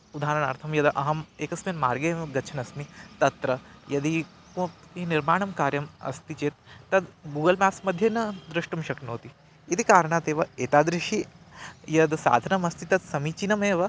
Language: Sanskrit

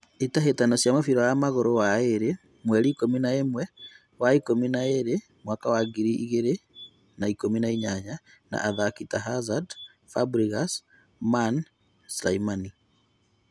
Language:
Kikuyu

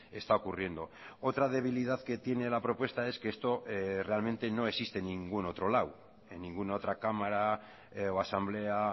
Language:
Spanish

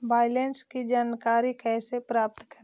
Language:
Magahi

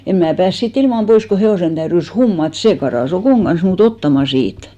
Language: Finnish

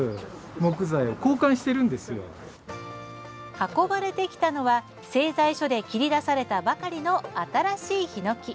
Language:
Japanese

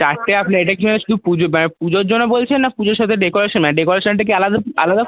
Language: Bangla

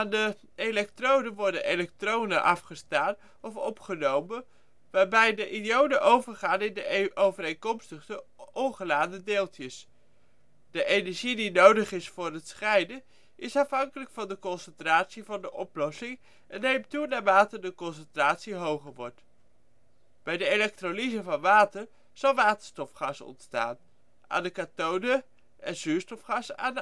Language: Dutch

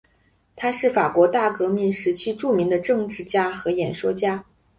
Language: Chinese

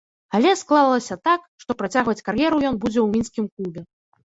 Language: Belarusian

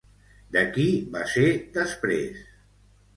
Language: Catalan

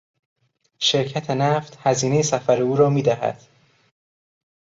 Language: Persian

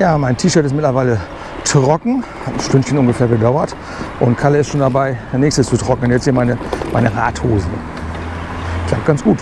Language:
German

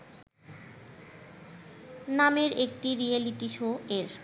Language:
Bangla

